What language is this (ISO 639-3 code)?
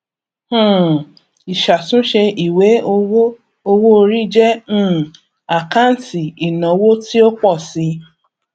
yor